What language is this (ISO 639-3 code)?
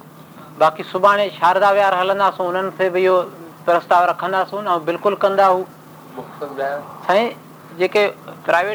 hin